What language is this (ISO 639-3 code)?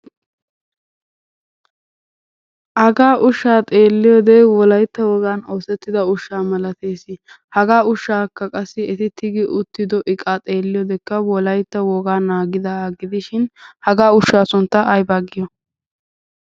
wal